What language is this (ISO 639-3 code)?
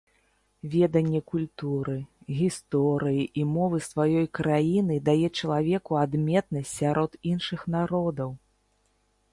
bel